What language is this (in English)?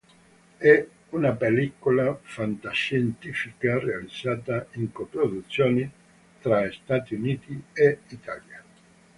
Italian